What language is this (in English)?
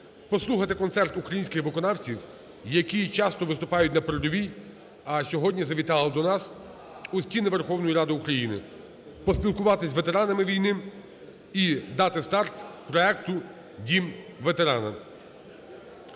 Ukrainian